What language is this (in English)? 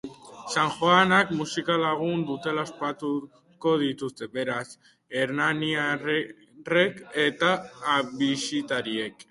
Basque